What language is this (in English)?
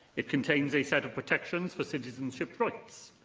English